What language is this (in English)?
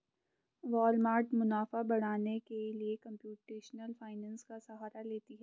Hindi